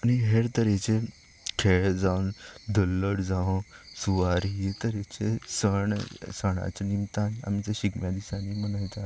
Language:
Konkani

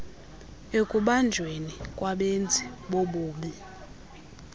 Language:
Xhosa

